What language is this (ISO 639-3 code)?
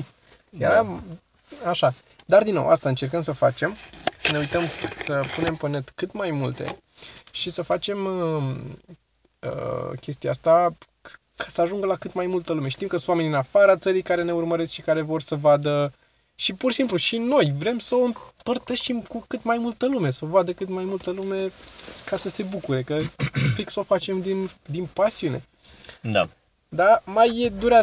ron